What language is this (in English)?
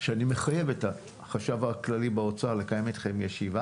Hebrew